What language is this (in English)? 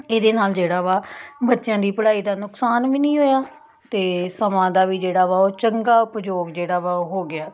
Punjabi